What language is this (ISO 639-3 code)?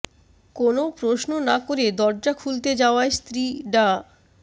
ben